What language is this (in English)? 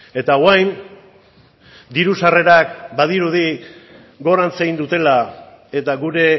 Basque